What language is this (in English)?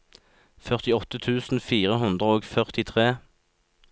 Norwegian